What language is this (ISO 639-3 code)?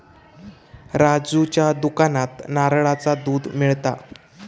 mar